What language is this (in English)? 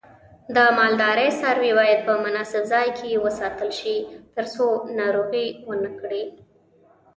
Pashto